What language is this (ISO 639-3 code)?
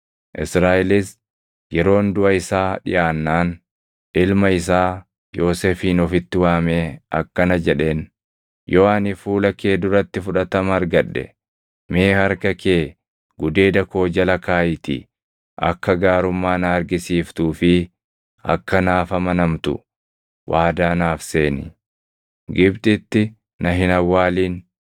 orm